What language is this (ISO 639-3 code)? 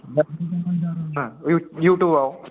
brx